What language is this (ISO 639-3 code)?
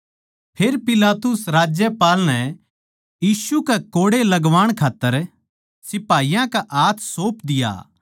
bgc